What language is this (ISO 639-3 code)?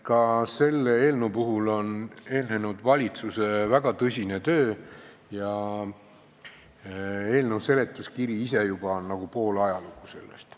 est